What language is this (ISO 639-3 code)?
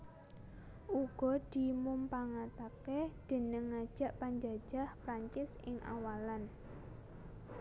jav